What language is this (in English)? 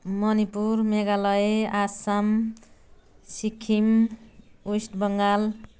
Nepali